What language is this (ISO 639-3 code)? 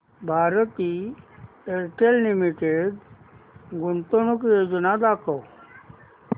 mar